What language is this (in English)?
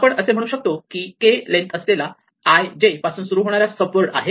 Marathi